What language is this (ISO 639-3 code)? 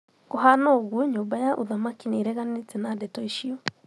kik